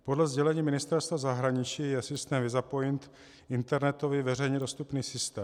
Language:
Czech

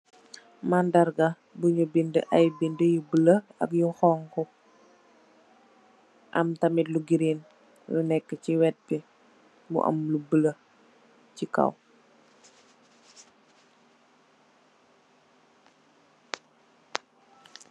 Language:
Wolof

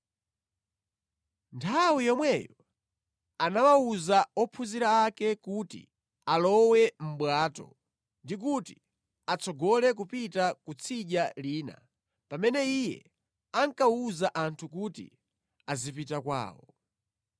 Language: Nyanja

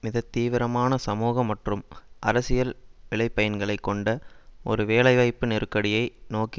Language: Tamil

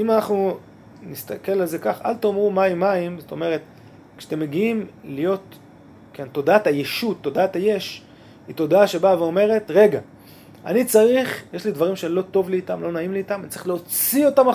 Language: Hebrew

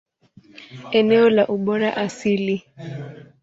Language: Swahili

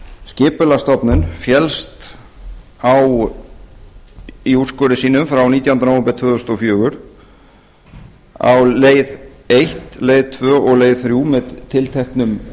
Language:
Icelandic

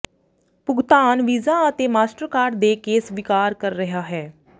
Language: Punjabi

